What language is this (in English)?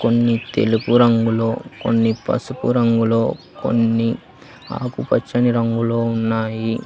Telugu